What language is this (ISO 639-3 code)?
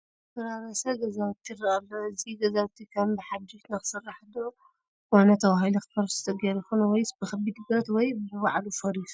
tir